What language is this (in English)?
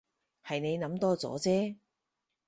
Cantonese